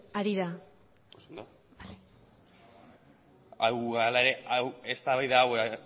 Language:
Basque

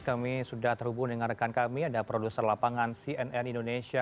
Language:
Indonesian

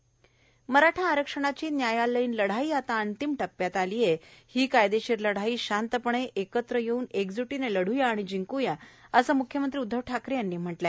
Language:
Marathi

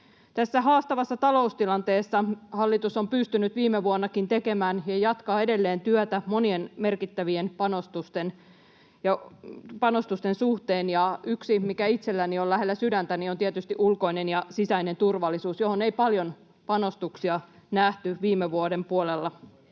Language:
Finnish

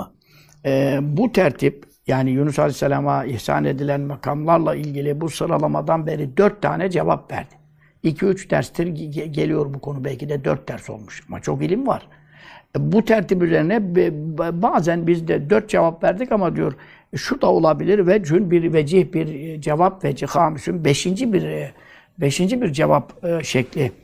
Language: Turkish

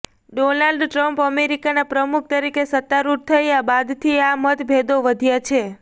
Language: Gujarati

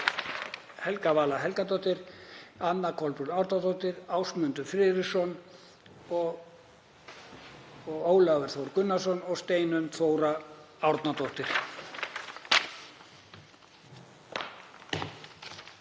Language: Icelandic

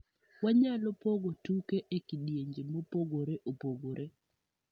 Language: Luo (Kenya and Tanzania)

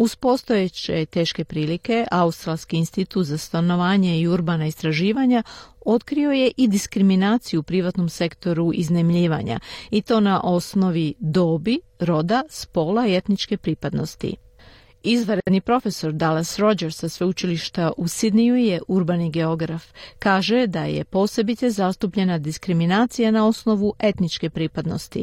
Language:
Croatian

